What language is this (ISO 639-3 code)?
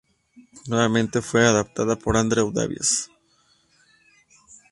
spa